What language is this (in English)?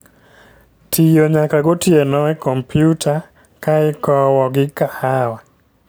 Luo (Kenya and Tanzania)